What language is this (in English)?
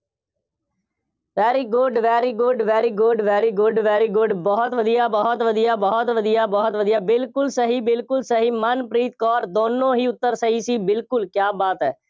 Punjabi